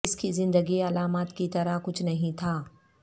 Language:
Urdu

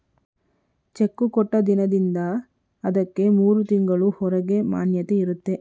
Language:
Kannada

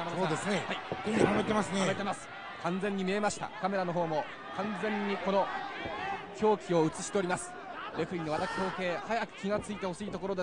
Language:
Japanese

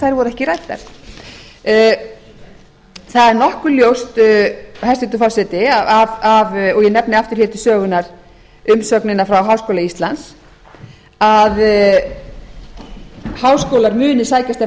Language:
Icelandic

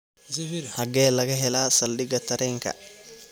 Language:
Somali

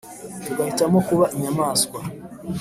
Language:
Kinyarwanda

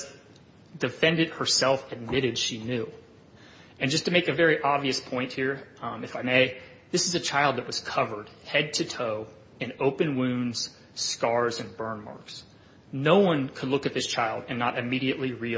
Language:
English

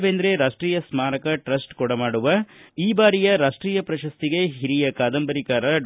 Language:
Kannada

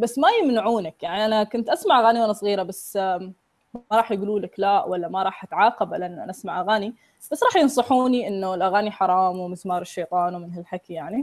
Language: Arabic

